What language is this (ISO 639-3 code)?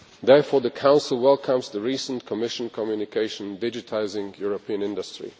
eng